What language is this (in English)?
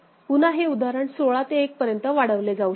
Marathi